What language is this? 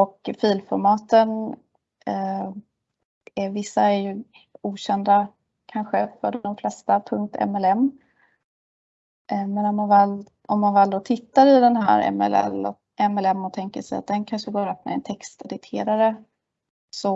Swedish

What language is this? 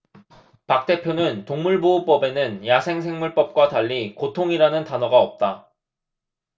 Korean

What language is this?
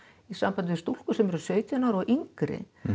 Icelandic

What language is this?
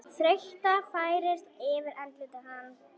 Icelandic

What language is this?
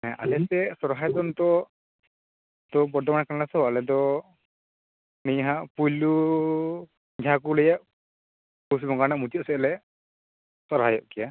Santali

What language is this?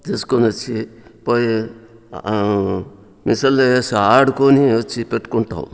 Telugu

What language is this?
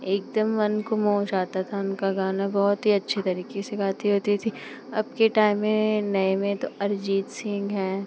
Hindi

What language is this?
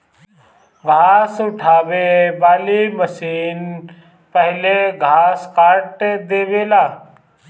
Bhojpuri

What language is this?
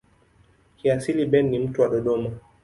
Swahili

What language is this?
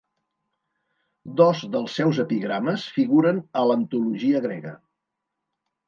Catalan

